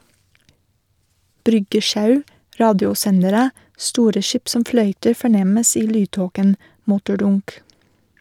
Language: Norwegian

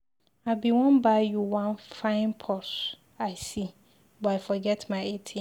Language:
Nigerian Pidgin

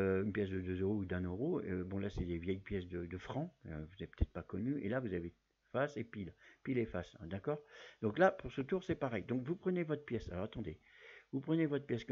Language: French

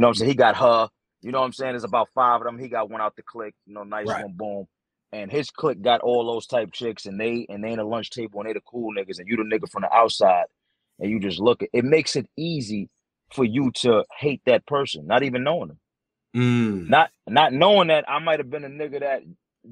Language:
English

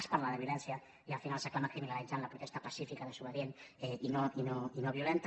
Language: Catalan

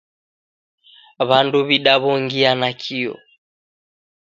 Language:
Taita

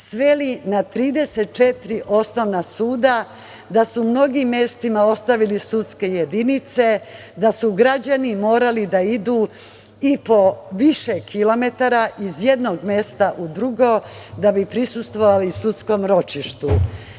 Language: Serbian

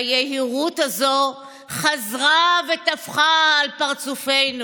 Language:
Hebrew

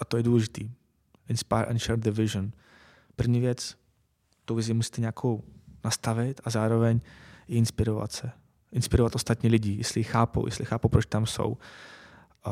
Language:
Czech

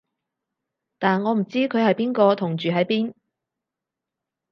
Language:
Cantonese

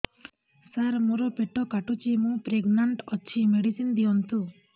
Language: Odia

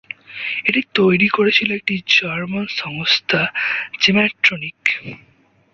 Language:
Bangla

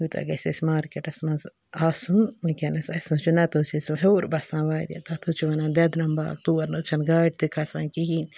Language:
Kashmiri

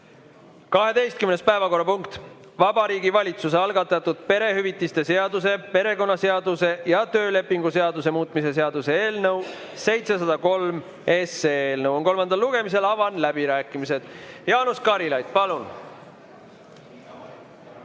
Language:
Estonian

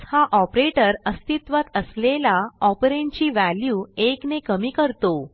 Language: Marathi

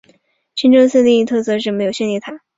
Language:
Chinese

